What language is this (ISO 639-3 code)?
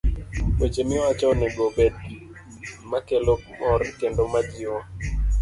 luo